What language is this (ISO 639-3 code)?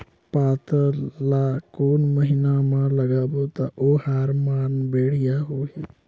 hne